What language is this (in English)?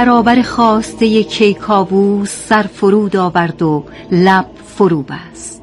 Persian